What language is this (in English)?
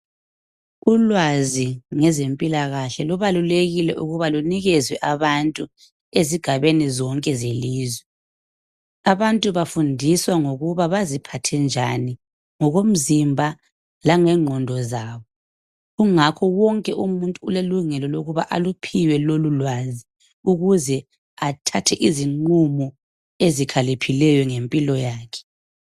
North Ndebele